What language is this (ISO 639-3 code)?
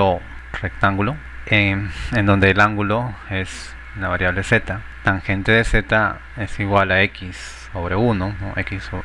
spa